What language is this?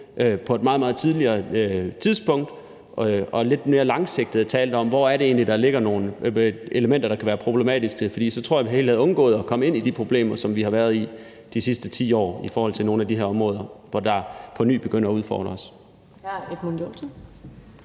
Danish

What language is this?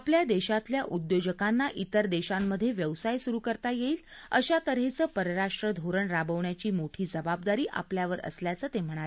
Marathi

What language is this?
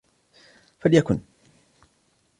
Arabic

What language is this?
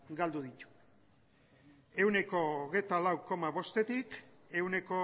Basque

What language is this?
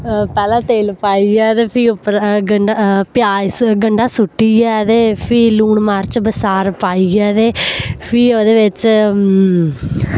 Dogri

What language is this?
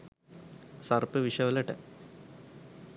Sinhala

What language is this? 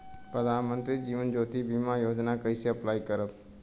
Bhojpuri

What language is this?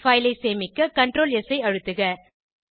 Tamil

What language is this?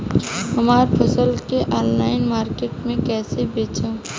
Bhojpuri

